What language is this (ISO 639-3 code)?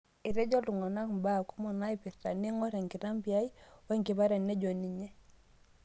mas